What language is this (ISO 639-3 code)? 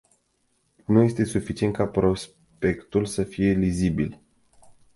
ron